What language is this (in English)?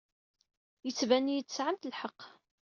Kabyle